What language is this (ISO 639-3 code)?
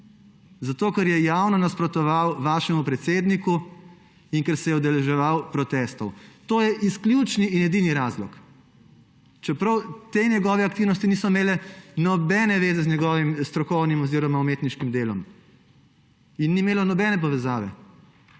slv